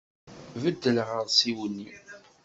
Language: Kabyle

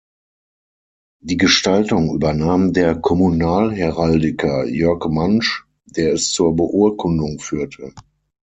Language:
German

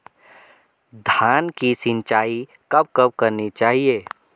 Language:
Hindi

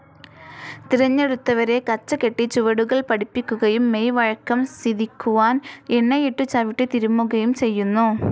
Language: Malayalam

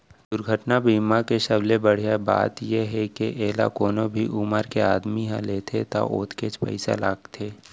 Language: Chhattisgarhi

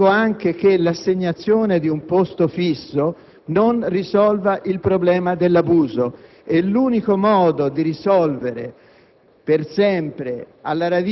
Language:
Italian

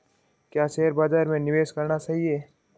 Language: Hindi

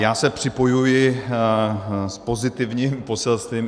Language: Czech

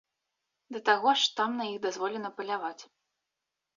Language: Belarusian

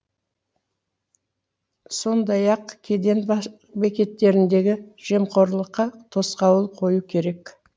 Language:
Kazakh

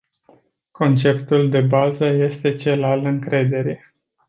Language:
Romanian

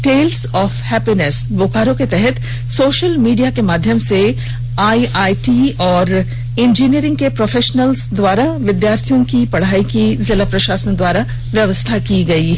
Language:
Hindi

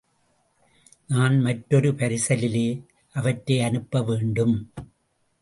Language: Tamil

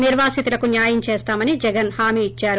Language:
Telugu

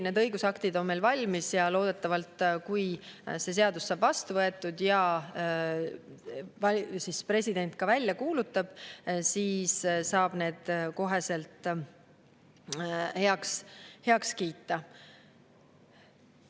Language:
Estonian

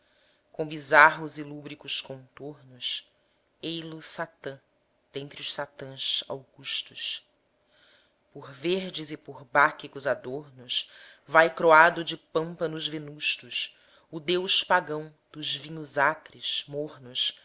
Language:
Portuguese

